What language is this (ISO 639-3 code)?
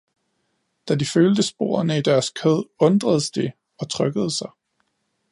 dan